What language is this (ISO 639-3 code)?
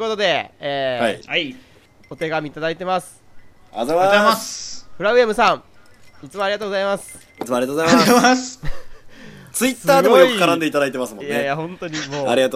jpn